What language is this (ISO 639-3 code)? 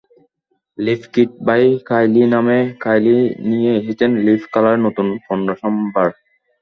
ben